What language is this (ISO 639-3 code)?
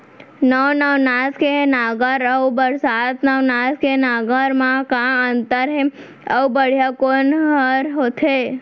hne